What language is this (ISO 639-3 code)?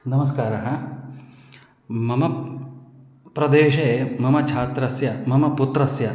san